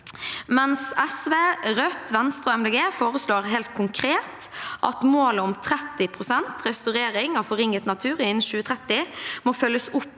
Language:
Norwegian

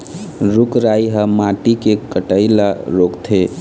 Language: Chhattisgarhi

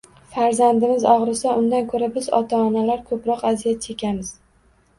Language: Uzbek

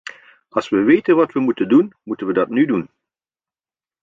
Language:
Dutch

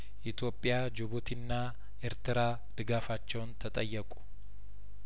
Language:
Amharic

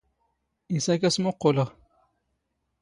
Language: Standard Moroccan Tamazight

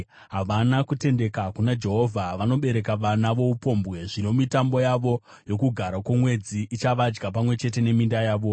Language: Shona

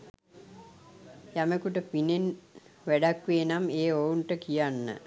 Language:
Sinhala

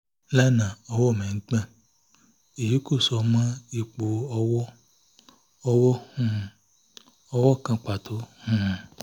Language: Yoruba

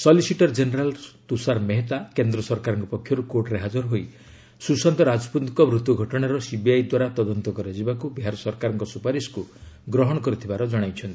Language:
Odia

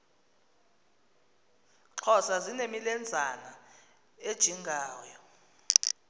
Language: Xhosa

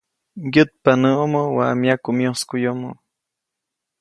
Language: Copainalá Zoque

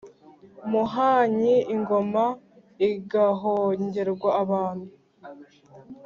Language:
Kinyarwanda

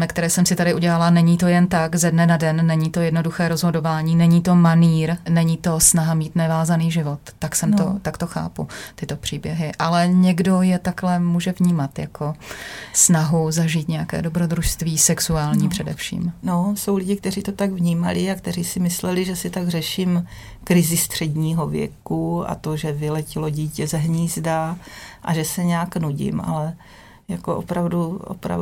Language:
Czech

